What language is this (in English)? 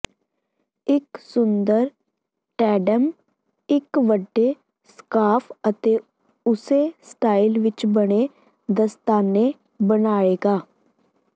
Punjabi